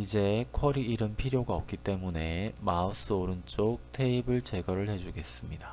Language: Korean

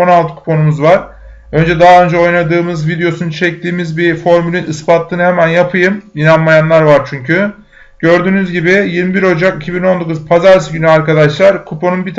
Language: Turkish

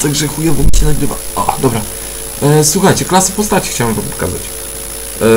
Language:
Polish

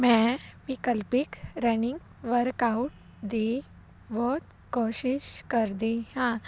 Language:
Punjabi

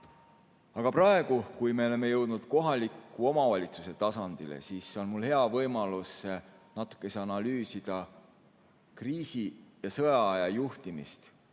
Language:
Estonian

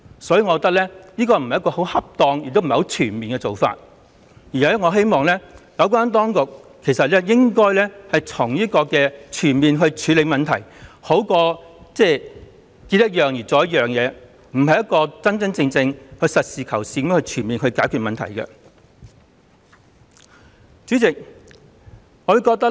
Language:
Cantonese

